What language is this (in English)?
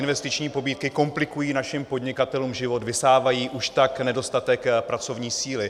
Czech